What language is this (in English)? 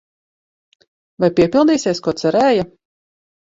Latvian